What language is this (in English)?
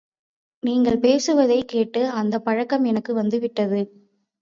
Tamil